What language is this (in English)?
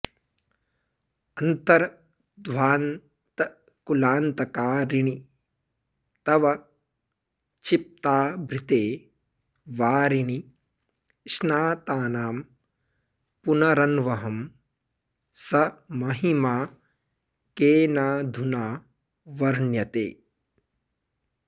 Sanskrit